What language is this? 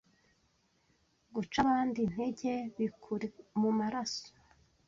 Kinyarwanda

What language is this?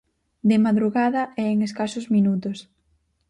Galician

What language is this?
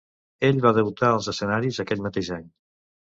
Catalan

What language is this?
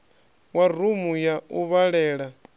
Venda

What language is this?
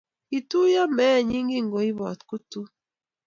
Kalenjin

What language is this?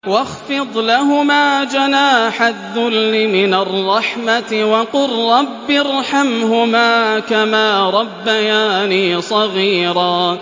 Arabic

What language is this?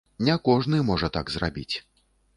Belarusian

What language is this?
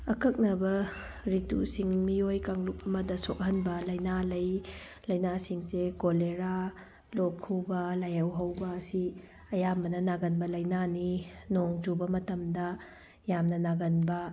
Manipuri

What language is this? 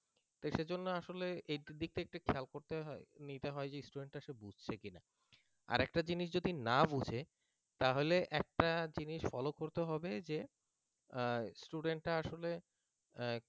Bangla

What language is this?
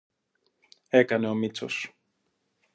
Greek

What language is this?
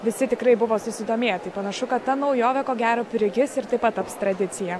Lithuanian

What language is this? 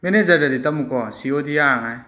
Manipuri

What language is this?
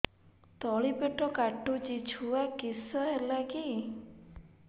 Odia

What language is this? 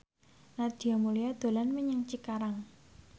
Javanese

